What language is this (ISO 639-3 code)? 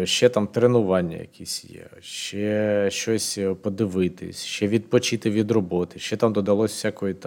ukr